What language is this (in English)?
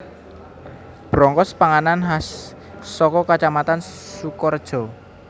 Javanese